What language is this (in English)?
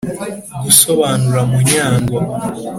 Kinyarwanda